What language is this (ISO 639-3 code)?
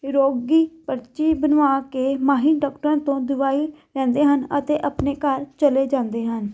pan